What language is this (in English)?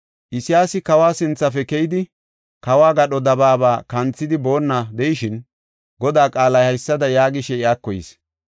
Gofa